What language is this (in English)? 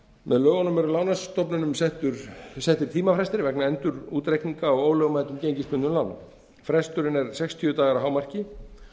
Icelandic